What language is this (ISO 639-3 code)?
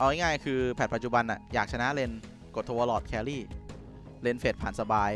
tha